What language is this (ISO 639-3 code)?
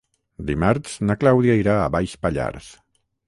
cat